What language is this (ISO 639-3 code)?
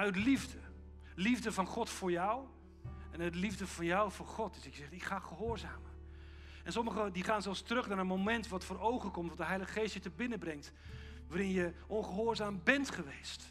nld